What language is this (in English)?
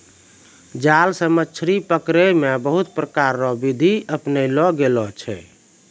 Maithili